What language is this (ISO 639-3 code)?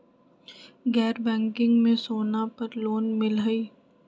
mag